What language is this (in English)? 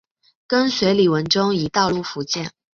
Chinese